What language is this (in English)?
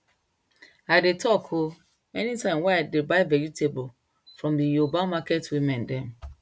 Nigerian Pidgin